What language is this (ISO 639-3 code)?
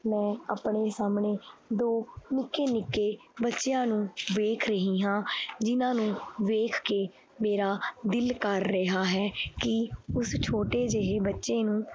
pan